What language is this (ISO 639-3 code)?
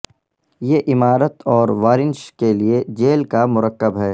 urd